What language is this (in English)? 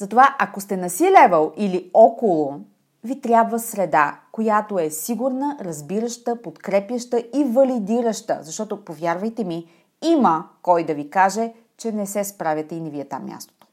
Bulgarian